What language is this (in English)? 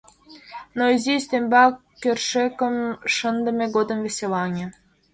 Mari